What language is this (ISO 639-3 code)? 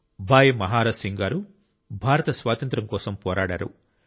tel